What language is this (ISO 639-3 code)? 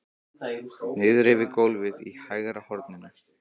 isl